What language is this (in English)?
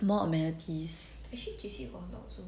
English